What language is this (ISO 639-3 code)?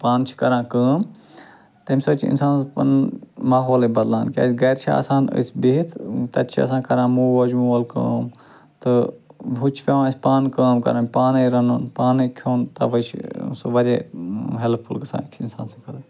kas